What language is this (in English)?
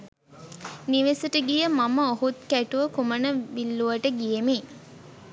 Sinhala